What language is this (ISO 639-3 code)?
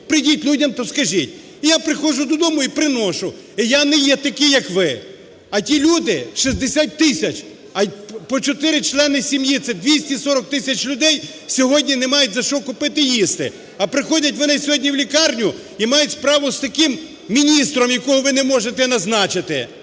ukr